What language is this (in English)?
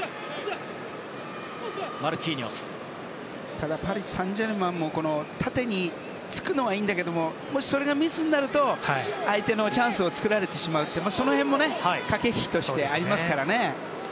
Japanese